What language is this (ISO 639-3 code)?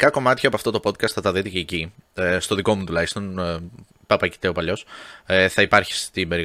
ell